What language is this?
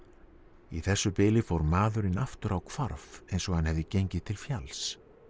Icelandic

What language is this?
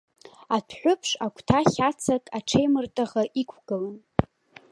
Abkhazian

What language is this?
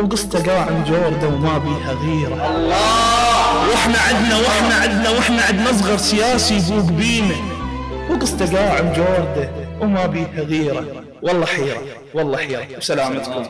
Arabic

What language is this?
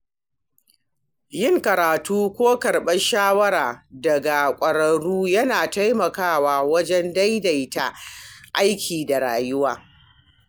Hausa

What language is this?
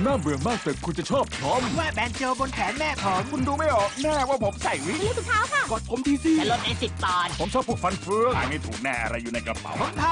Thai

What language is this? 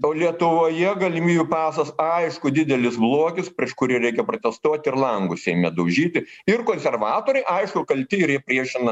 Lithuanian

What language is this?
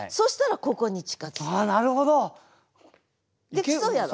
Japanese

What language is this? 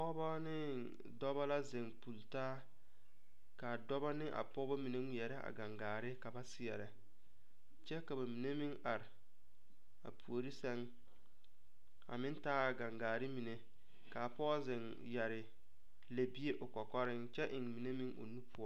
Southern Dagaare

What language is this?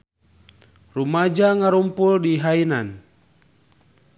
Sundanese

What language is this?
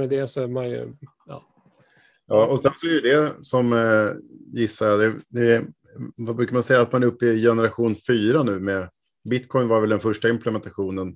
Swedish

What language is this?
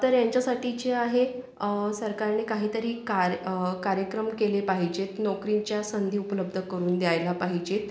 Marathi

